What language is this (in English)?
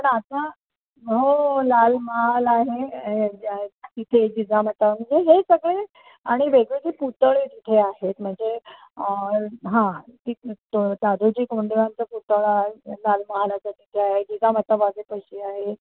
Marathi